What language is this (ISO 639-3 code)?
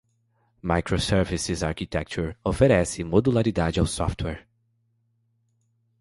por